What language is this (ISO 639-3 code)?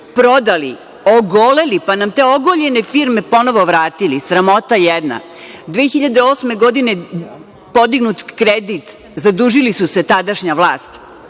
srp